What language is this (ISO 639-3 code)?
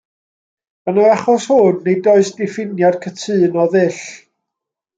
cym